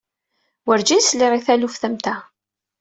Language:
Kabyle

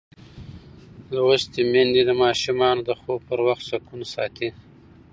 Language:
Pashto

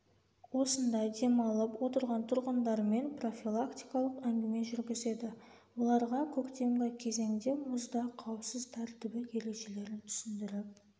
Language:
Kazakh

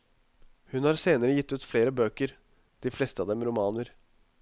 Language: Norwegian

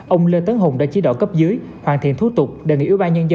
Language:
Vietnamese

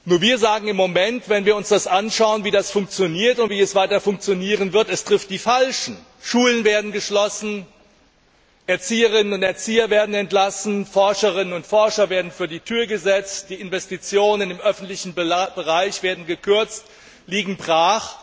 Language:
German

